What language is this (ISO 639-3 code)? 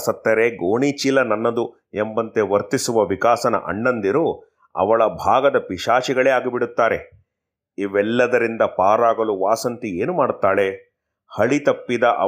kan